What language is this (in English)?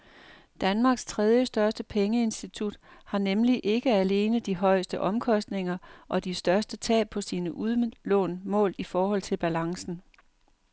Danish